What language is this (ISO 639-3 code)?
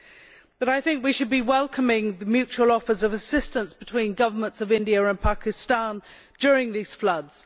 eng